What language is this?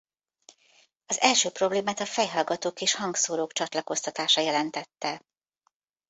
Hungarian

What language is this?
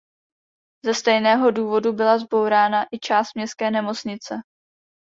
Czech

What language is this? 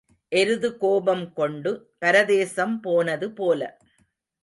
Tamil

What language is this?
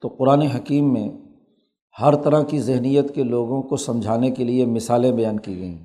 Urdu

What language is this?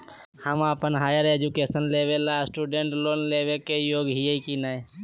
Magahi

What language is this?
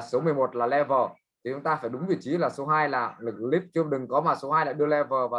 Vietnamese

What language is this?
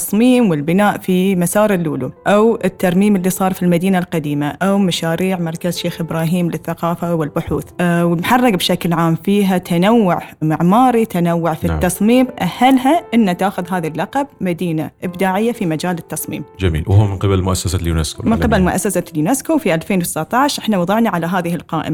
Arabic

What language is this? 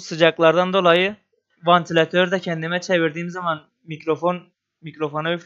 Turkish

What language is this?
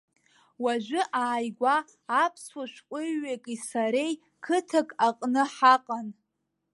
Abkhazian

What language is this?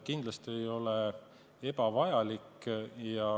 Estonian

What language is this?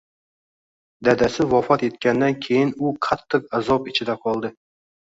Uzbek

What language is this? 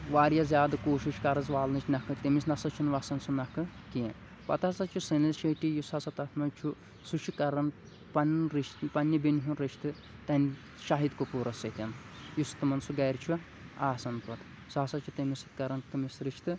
Kashmiri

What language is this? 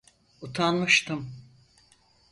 Turkish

